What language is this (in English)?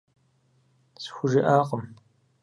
Kabardian